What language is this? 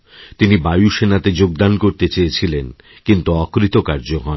Bangla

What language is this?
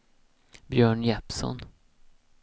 Swedish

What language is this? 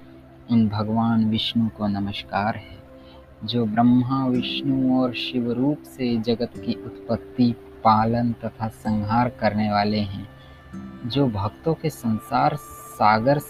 Hindi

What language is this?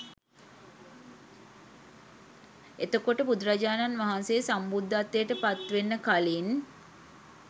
Sinhala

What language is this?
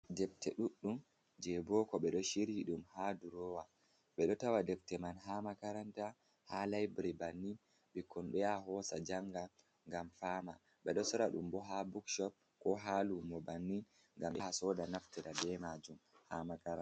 Fula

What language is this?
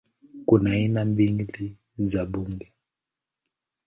Swahili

